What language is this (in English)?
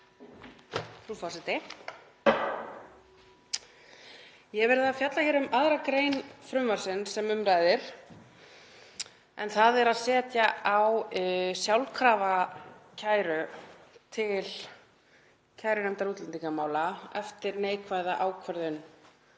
Icelandic